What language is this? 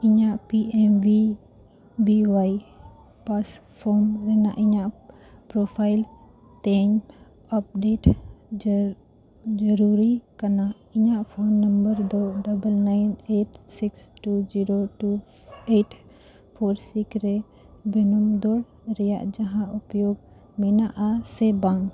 Santali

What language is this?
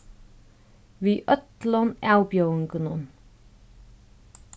Faroese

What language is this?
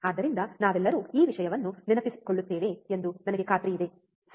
Kannada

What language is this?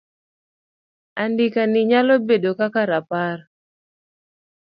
Luo (Kenya and Tanzania)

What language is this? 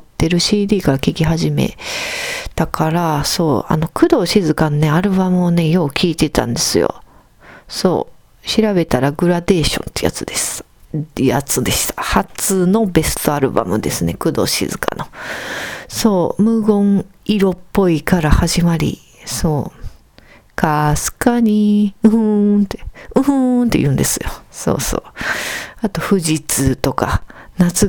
Japanese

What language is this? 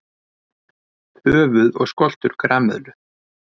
Icelandic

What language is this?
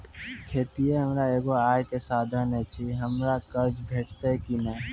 Maithili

